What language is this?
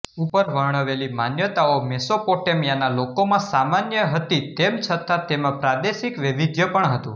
Gujarati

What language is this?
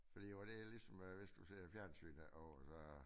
Danish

